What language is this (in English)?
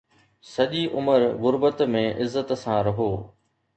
Sindhi